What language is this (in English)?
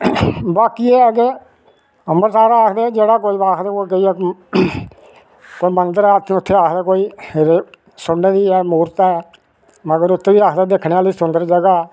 Dogri